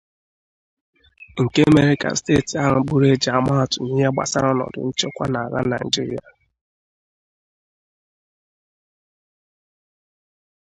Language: Igbo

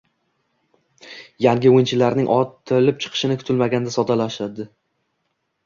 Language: Uzbek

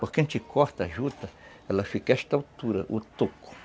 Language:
Portuguese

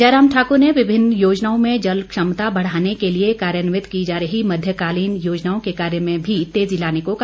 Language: Hindi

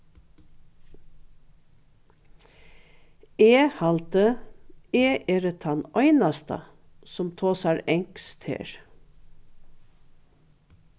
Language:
Faroese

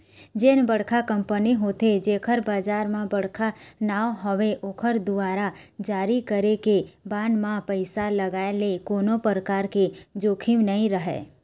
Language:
Chhattisgarhi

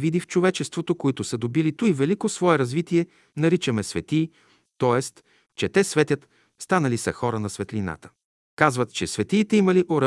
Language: Bulgarian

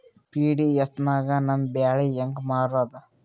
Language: Kannada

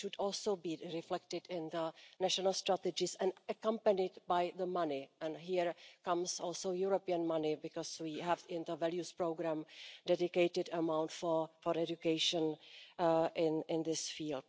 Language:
English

